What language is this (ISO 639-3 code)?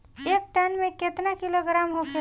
bho